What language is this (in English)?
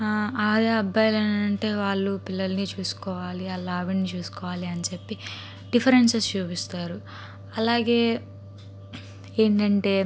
Telugu